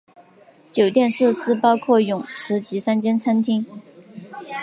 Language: Chinese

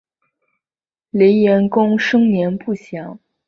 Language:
Chinese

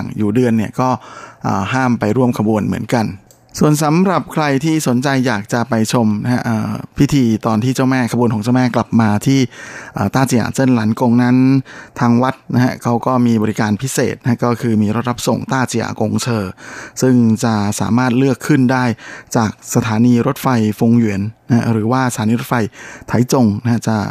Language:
Thai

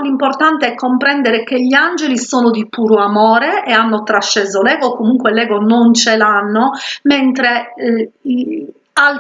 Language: Italian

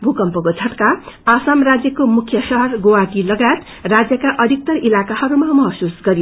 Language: Nepali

